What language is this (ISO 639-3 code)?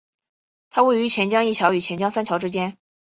zho